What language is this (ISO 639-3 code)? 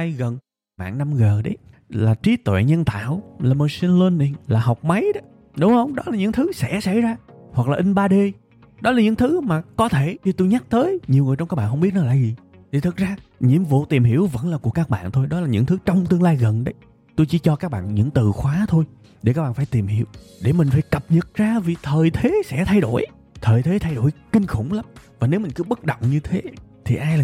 vie